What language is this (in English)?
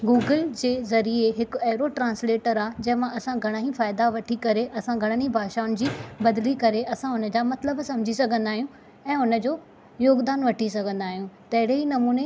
Sindhi